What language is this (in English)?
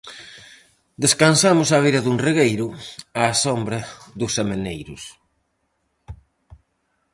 Galician